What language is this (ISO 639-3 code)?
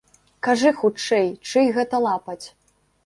bel